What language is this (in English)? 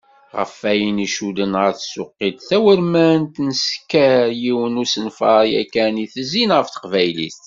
Kabyle